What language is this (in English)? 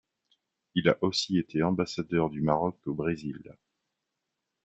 French